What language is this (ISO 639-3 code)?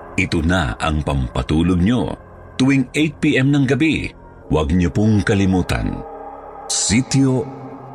fil